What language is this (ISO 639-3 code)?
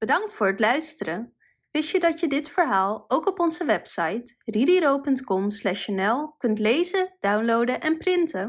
nld